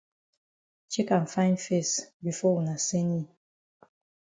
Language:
Cameroon Pidgin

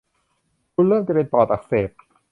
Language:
Thai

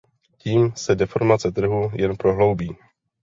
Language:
Czech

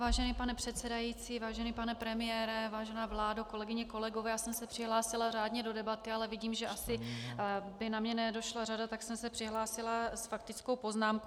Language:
Czech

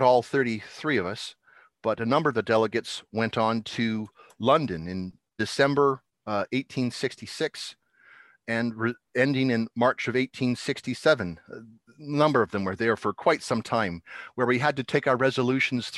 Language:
English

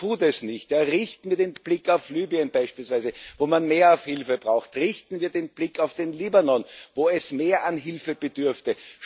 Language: German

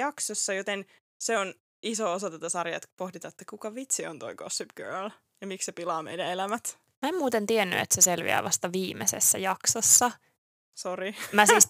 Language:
Finnish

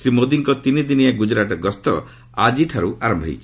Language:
Odia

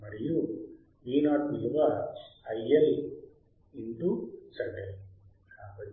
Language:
Telugu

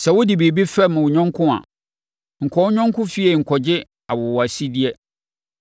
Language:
Akan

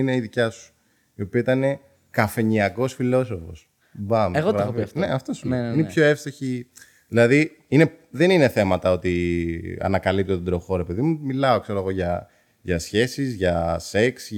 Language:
Greek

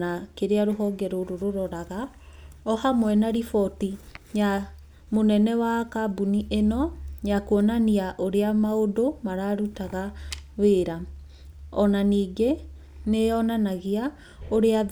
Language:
Kikuyu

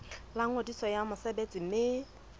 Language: Southern Sotho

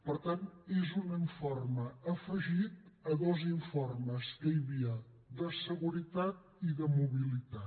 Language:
Catalan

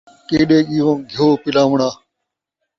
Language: Saraiki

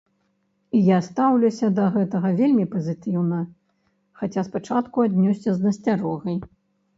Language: Belarusian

